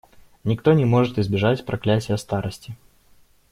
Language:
Russian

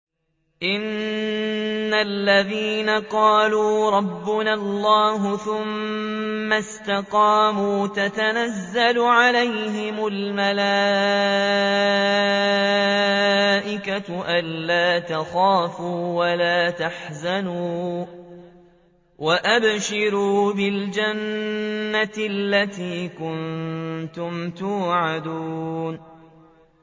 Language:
Arabic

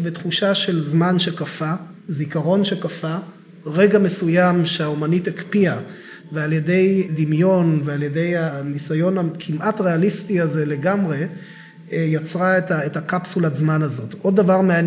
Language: Hebrew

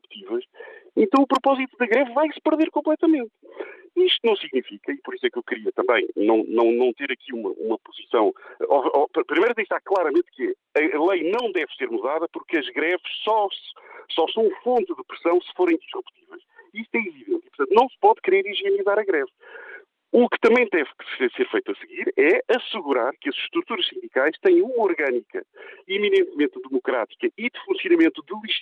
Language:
Portuguese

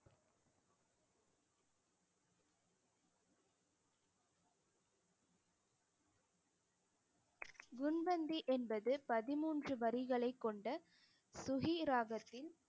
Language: Tamil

